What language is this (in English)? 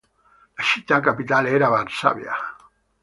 Italian